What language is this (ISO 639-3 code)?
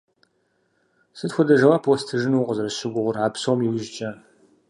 kbd